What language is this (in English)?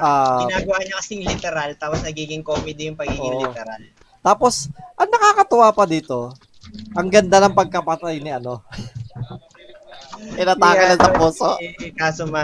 Filipino